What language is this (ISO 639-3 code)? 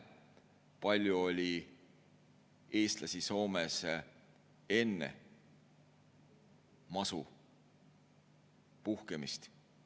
est